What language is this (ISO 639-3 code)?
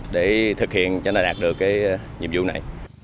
vie